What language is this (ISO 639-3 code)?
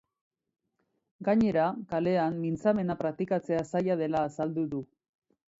eus